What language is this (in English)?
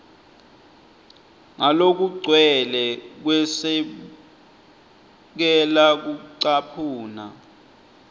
Swati